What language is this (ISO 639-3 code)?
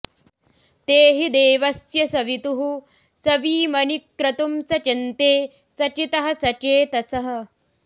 san